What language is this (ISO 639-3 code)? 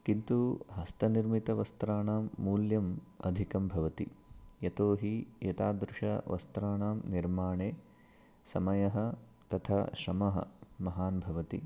san